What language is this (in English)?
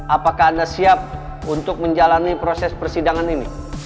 Indonesian